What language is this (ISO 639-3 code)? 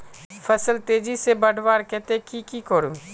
mag